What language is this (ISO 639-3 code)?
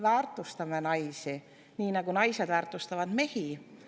est